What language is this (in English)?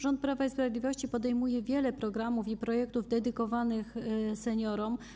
Polish